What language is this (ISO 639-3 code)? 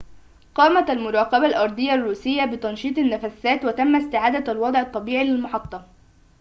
ara